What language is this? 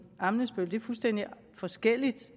Danish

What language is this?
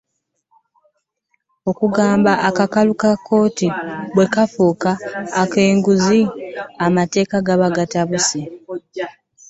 Ganda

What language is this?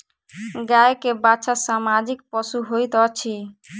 Maithili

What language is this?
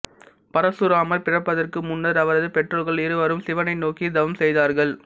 Tamil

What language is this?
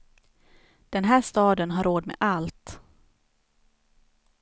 Swedish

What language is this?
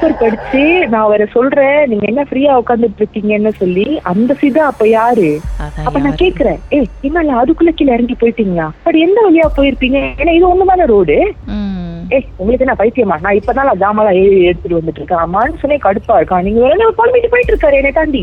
Tamil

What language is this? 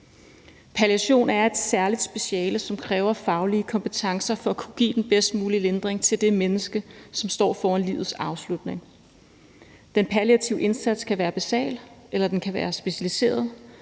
Danish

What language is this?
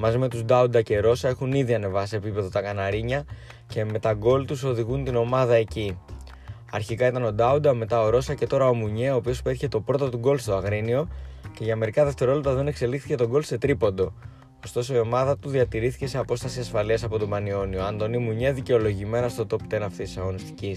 Greek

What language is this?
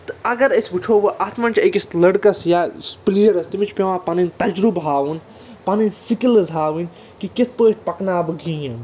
Kashmiri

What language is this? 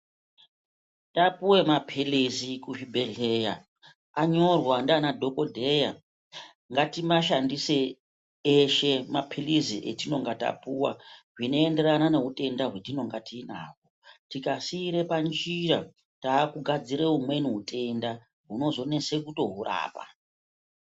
Ndau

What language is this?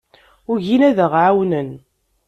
Kabyle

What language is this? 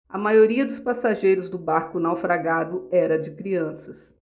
Portuguese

